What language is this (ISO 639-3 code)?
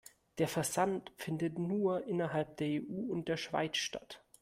deu